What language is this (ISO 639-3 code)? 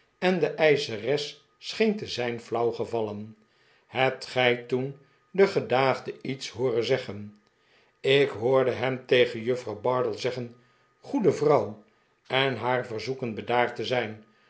nld